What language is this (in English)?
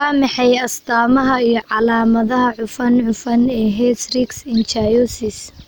Somali